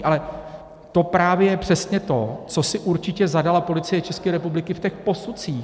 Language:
Czech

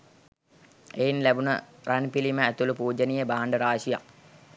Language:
Sinhala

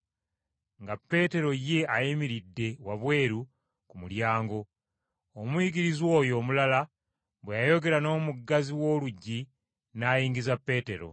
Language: Ganda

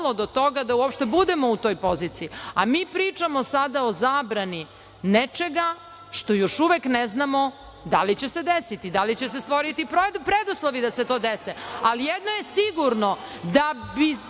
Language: Serbian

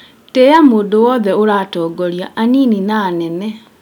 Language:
Kikuyu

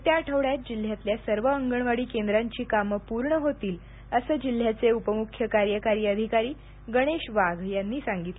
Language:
Marathi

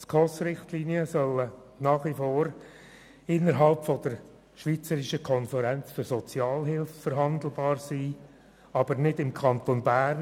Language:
Swiss German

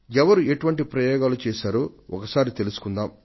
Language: Telugu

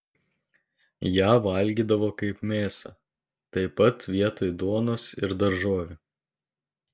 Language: Lithuanian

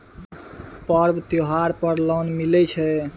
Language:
Maithili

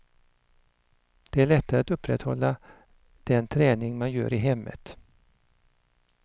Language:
Swedish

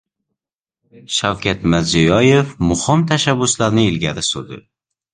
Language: Uzbek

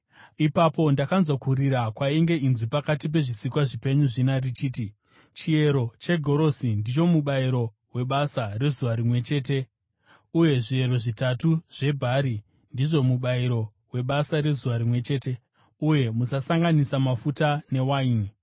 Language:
Shona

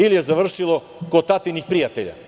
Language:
Serbian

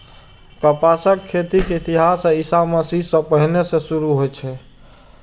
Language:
Maithili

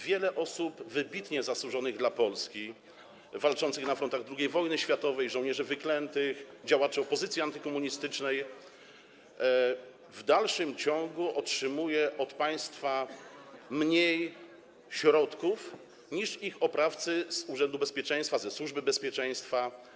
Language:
Polish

